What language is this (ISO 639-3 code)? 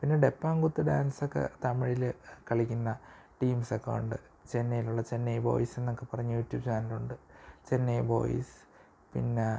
mal